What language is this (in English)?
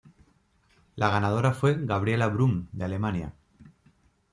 Spanish